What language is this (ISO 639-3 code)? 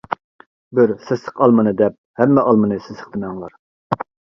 uig